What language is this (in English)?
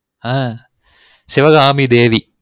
Tamil